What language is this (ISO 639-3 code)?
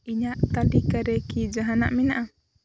sat